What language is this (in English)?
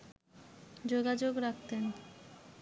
Bangla